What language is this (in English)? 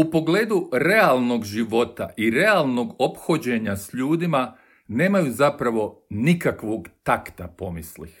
Croatian